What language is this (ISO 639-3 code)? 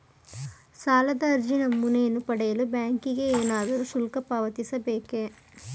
kan